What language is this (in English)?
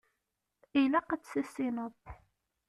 Kabyle